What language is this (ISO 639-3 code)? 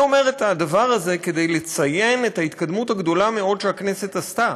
heb